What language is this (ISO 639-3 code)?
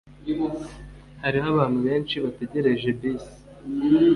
kin